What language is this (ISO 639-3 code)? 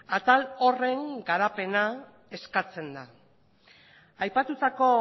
eus